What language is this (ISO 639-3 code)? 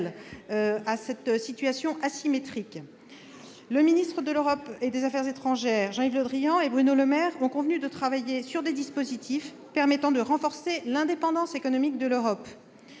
fra